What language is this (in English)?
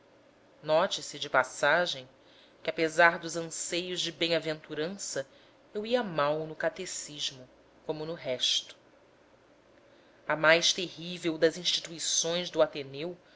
Portuguese